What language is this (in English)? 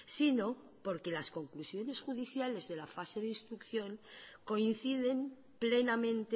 Spanish